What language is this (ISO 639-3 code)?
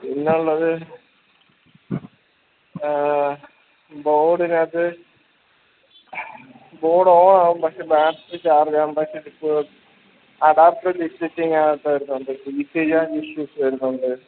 mal